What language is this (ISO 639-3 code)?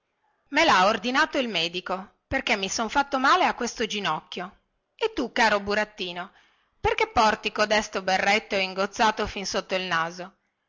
ita